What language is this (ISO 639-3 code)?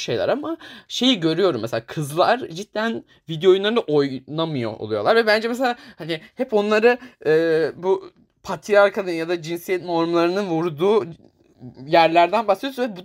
tur